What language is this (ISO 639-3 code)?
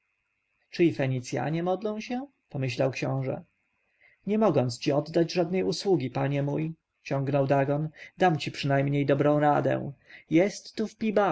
pol